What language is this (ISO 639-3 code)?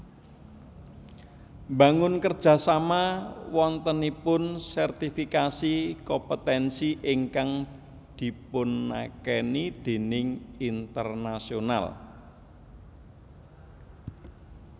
jav